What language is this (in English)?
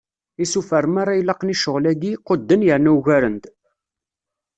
Kabyle